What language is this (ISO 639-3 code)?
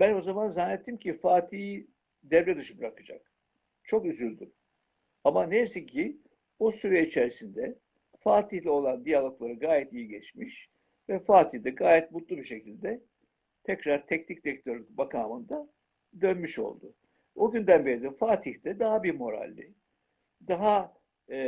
tur